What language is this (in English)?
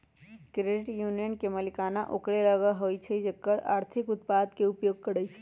Magahi